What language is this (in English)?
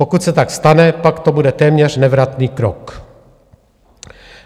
Czech